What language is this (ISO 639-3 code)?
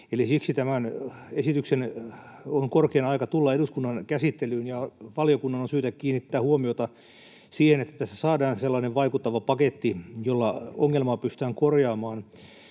fin